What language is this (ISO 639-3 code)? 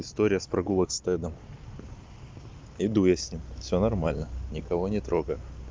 rus